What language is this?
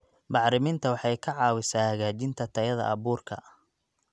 Somali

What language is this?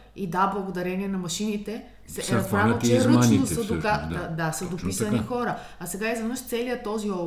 Bulgarian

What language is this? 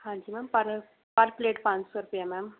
Punjabi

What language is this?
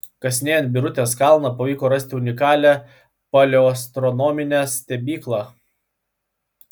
Lithuanian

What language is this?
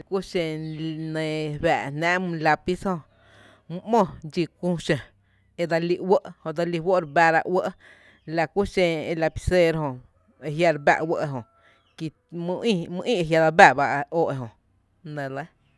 Tepinapa Chinantec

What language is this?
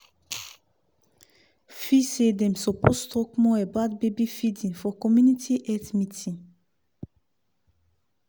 Nigerian Pidgin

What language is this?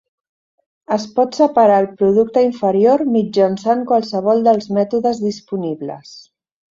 Catalan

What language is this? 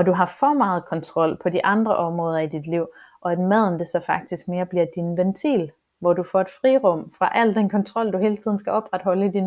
Danish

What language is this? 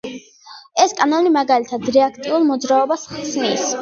Georgian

